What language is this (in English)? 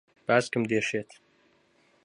Central Kurdish